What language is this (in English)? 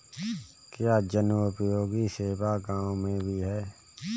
Hindi